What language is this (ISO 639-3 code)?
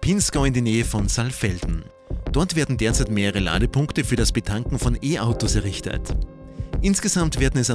deu